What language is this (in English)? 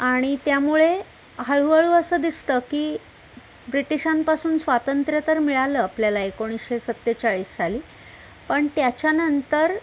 Marathi